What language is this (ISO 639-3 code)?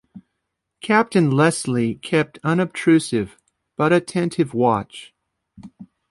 eng